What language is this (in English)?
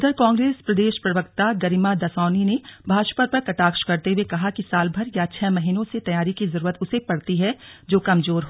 Hindi